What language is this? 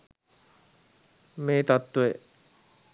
Sinhala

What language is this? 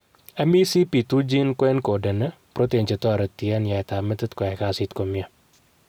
Kalenjin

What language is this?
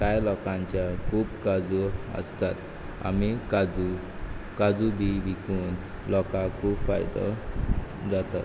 Konkani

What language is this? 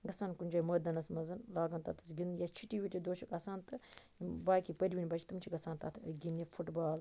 Kashmiri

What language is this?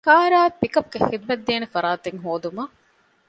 Divehi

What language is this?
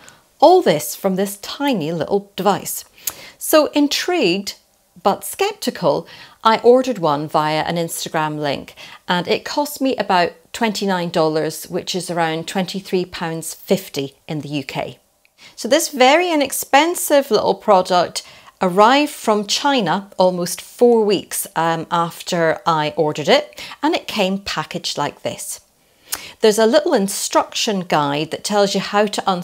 English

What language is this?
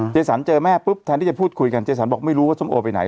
Thai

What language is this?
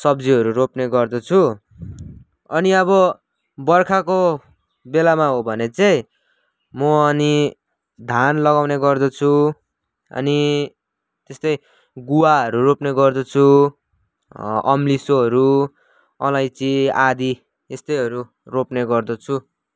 Nepali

